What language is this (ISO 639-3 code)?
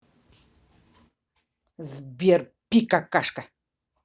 rus